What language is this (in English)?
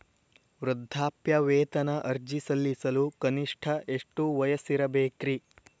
Kannada